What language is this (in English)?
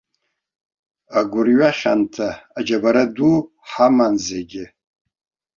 Abkhazian